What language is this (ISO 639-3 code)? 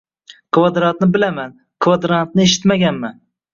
uzb